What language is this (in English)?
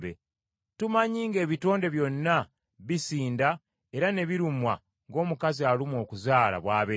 Ganda